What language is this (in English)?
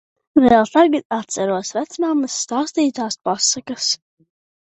Latvian